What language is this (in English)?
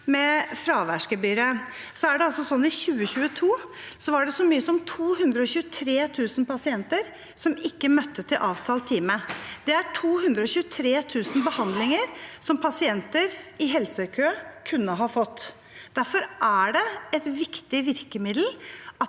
Norwegian